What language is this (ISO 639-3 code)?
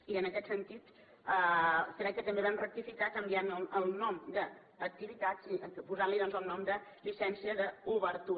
cat